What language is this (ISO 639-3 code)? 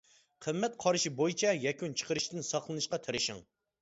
uig